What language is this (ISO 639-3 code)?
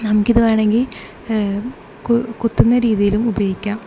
mal